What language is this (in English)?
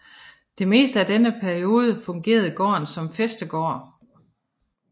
Danish